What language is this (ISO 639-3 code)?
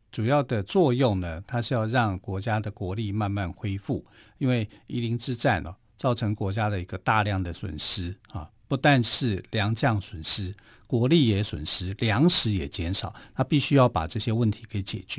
zho